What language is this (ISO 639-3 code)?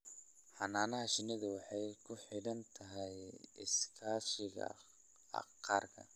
som